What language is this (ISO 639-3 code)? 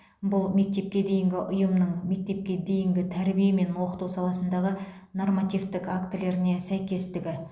kaz